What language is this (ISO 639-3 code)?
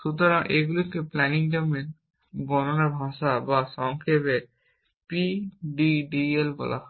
ben